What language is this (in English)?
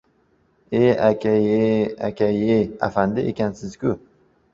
Uzbek